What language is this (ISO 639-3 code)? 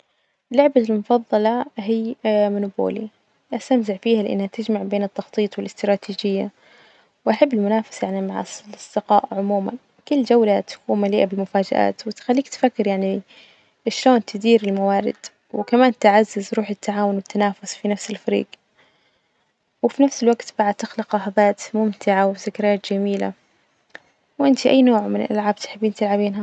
ars